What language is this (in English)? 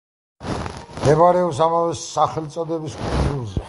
Georgian